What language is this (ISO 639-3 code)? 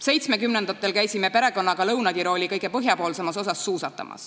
est